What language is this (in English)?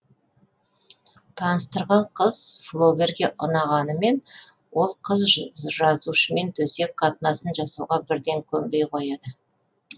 Kazakh